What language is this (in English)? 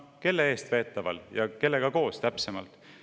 Estonian